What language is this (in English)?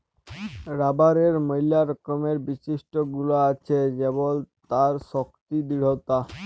Bangla